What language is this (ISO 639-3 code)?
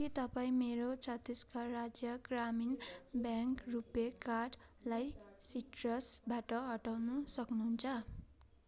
nep